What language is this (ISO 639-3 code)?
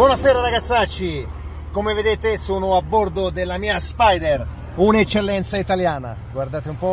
ita